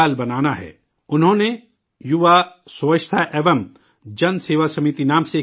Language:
Urdu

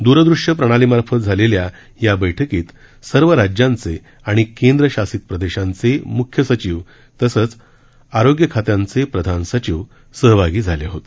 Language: Marathi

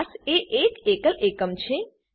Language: Gujarati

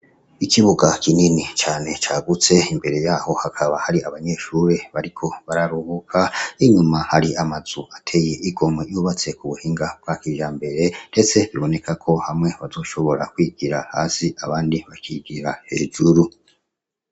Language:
Rundi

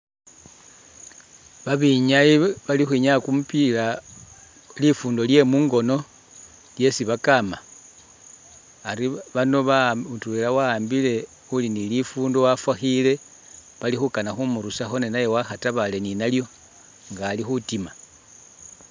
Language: Masaaba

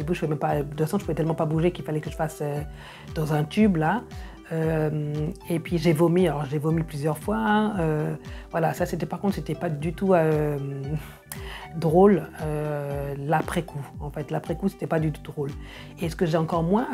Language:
French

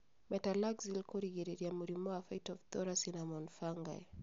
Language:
Kikuyu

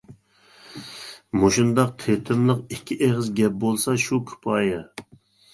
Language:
Uyghur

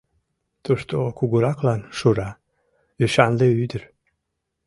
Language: Mari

